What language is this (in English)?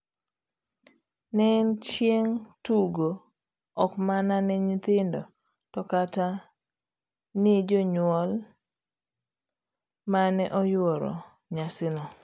Luo (Kenya and Tanzania)